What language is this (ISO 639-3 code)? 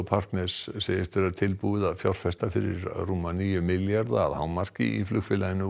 isl